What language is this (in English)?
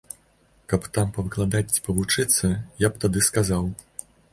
Belarusian